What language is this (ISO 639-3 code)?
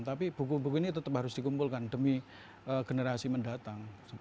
ind